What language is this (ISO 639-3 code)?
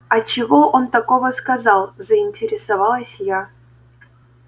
rus